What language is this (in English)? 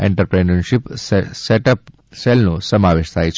Gujarati